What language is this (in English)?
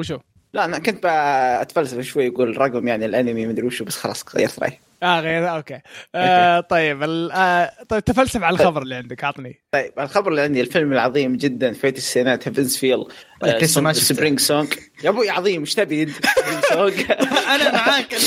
Arabic